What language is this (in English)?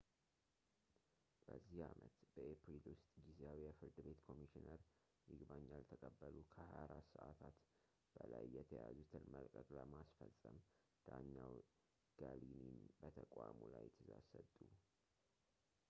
Amharic